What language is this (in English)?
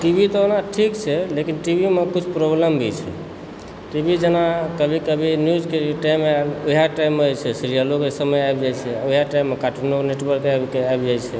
Maithili